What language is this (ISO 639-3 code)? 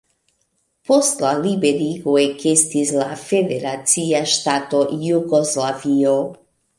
epo